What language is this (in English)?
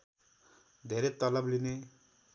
Nepali